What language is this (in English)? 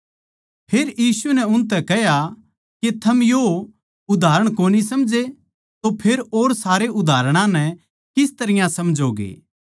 Haryanvi